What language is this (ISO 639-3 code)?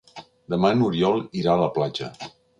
cat